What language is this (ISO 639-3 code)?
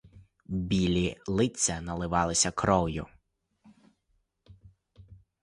ukr